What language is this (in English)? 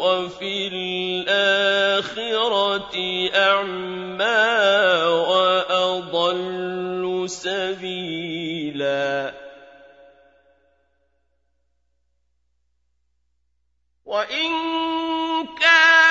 Arabic